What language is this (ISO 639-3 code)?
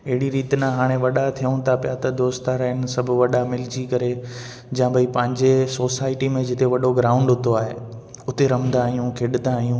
snd